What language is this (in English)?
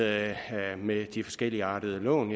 Danish